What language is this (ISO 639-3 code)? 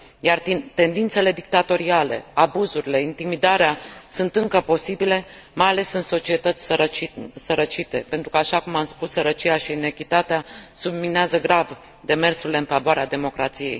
ron